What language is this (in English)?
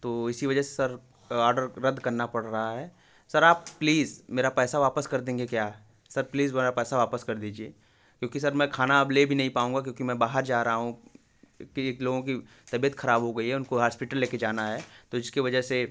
Hindi